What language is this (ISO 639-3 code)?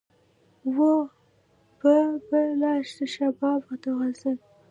pus